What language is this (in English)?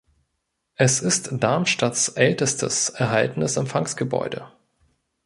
German